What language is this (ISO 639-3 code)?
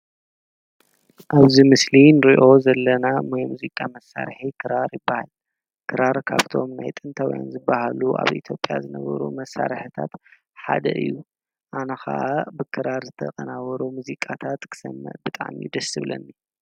tir